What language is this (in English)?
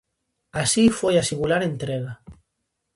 Galician